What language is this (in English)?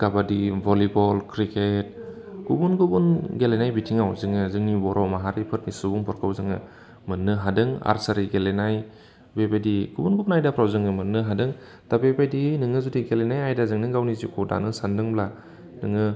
Bodo